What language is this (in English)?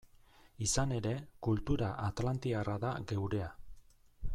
Basque